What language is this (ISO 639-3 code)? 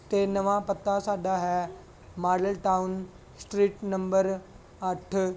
pan